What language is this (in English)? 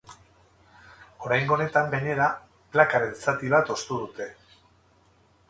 Basque